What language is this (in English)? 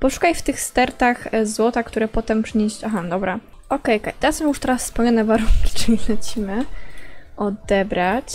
Polish